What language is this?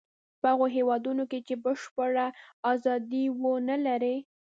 Pashto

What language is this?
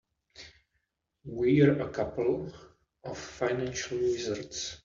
English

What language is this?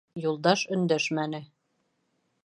Bashkir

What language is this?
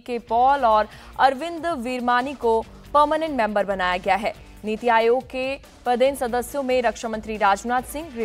Hindi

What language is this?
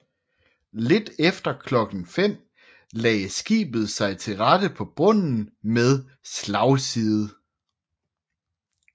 Danish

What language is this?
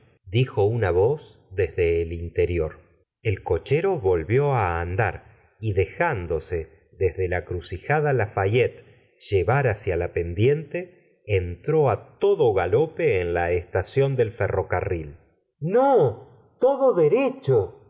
Spanish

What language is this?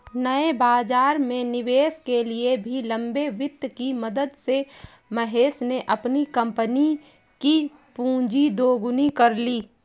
Hindi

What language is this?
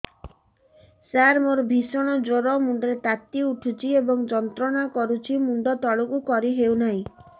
Odia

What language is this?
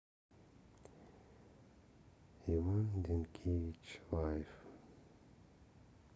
Russian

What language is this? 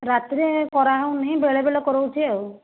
Odia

